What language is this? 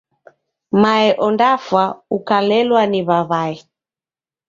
Taita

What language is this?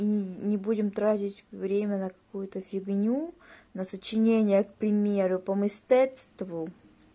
Russian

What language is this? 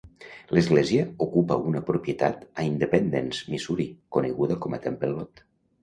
Catalan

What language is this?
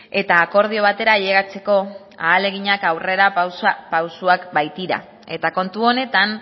Basque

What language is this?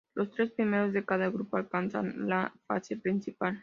Spanish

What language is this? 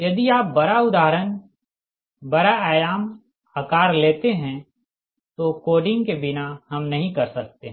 Hindi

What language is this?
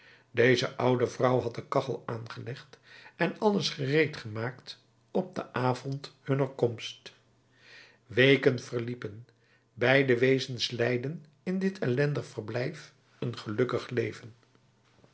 Dutch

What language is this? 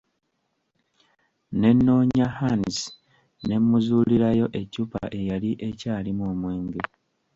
Ganda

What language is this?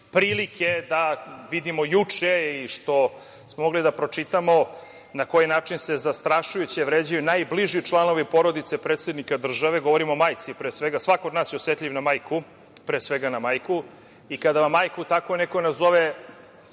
Serbian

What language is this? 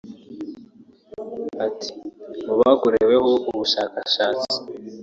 Kinyarwanda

